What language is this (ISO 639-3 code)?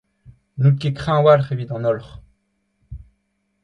bre